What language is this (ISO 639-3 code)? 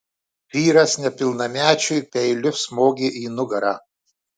lit